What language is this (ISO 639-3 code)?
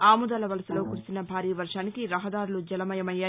tel